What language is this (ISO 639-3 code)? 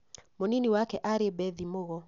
kik